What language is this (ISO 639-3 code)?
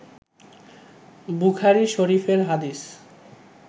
ben